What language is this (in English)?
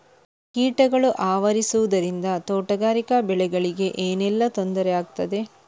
Kannada